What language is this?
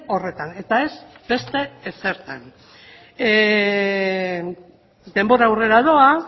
Basque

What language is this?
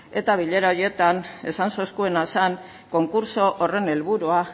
Basque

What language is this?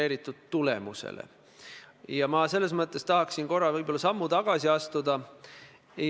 Estonian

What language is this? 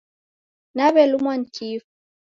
Taita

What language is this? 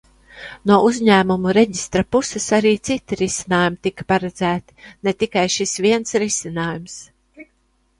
Latvian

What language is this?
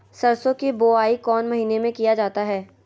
Magahi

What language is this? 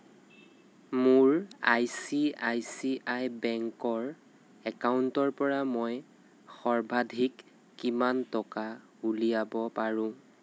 Assamese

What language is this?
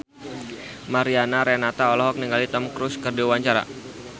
Sundanese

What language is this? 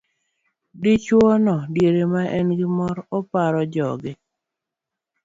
Luo (Kenya and Tanzania)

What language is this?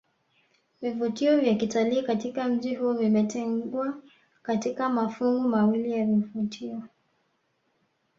Swahili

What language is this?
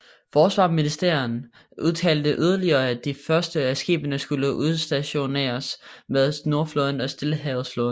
Danish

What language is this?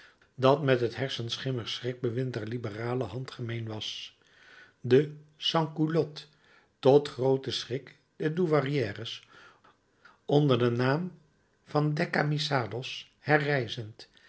Dutch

